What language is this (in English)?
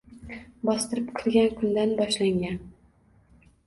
Uzbek